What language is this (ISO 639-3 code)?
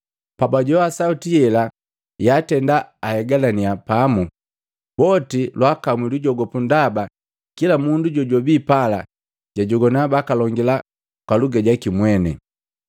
mgv